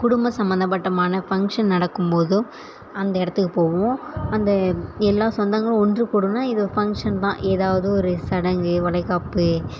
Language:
Tamil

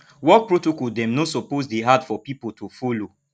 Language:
Nigerian Pidgin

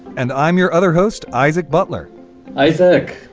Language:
English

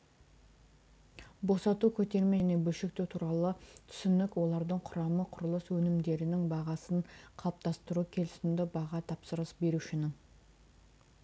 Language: Kazakh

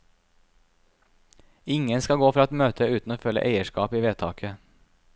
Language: Norwegian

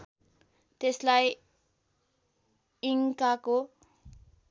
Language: Nepali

